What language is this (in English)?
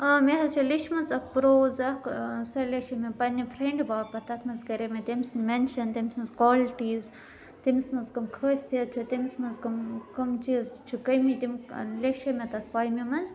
Kashmiri